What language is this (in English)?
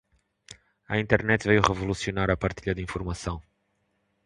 Portuguese